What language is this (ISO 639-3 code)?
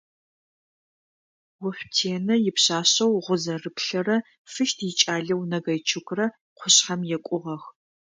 ady